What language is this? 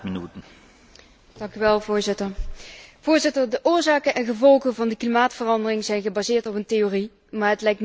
Dutch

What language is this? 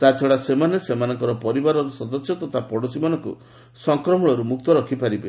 Odia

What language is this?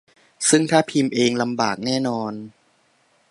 Thai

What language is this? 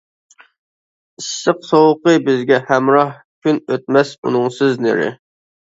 Uyghur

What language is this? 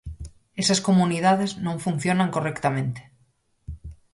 Galician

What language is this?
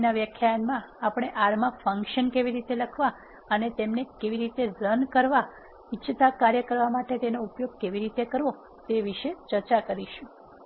Gujarati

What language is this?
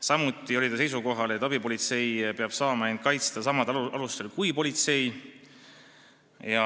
Estonian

